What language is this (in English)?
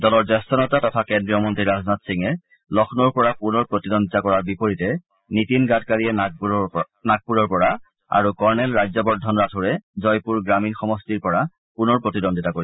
Assamese